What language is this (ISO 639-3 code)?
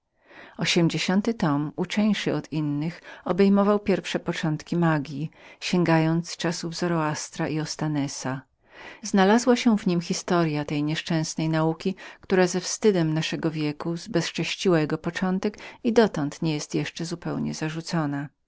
pol